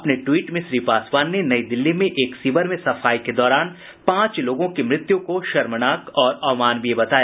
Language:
Hindi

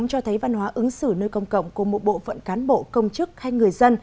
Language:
Vietnamese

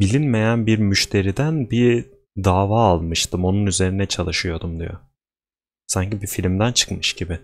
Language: Turkish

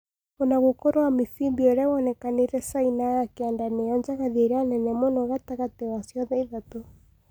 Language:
Kikuyu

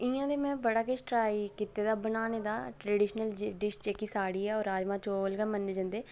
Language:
Dogri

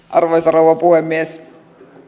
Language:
Finnish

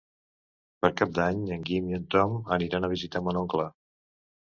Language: Catalan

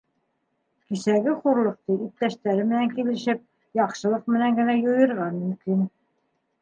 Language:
Bashkir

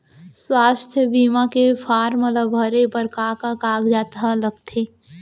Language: Chhattisgarhi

